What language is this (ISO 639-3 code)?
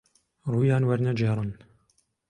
ckb